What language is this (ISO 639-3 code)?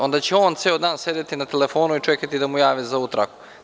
srp